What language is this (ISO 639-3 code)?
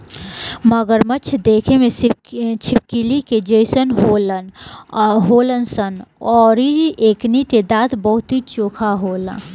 bho